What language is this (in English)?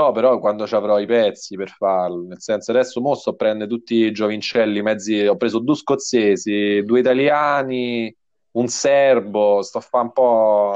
Italian